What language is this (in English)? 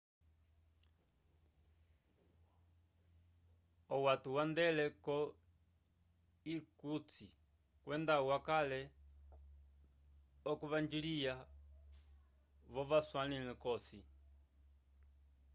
Umbundu